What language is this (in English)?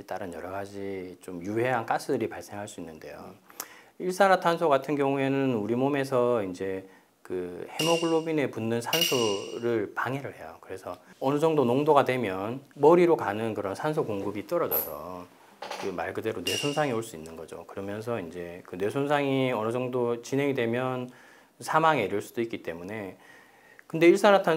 Korean